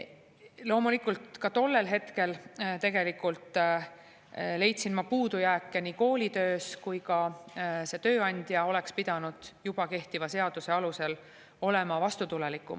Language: Estonian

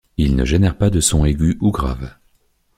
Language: French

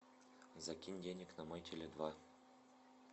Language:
Russian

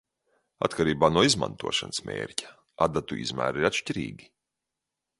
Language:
Latvian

